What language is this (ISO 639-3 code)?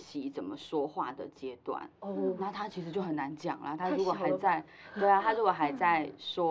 zho